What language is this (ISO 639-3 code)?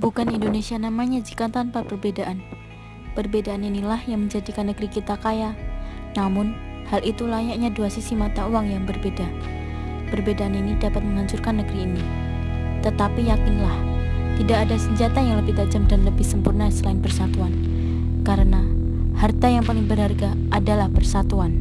ind